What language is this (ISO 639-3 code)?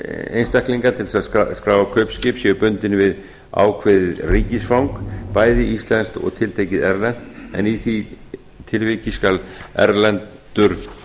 isl